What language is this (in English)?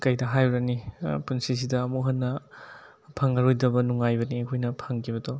Manipuri